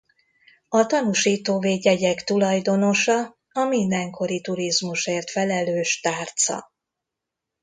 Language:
Hungarian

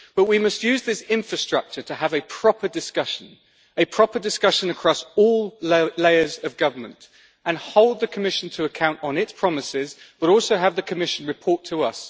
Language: English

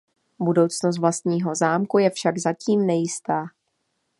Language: Czech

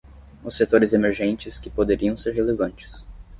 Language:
Portuguese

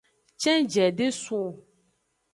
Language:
Aja (Benin)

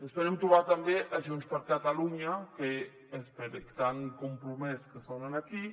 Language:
Catalan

